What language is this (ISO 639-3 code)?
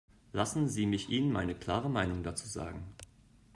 deu